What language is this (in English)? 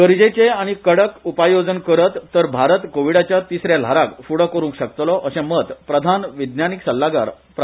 Konkani